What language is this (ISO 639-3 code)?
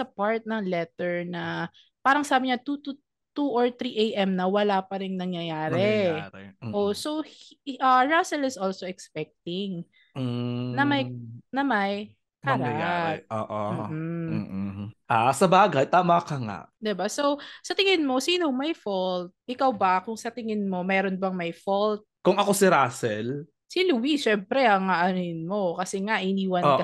fil